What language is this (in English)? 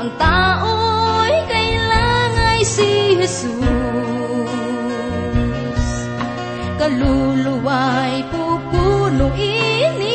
Filipino